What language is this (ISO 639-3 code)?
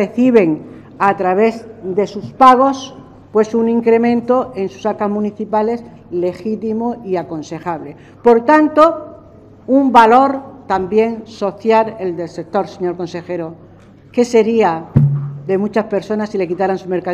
spa